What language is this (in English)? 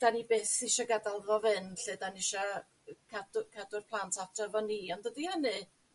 Welsh